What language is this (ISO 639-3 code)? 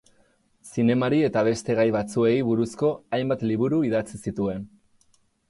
eus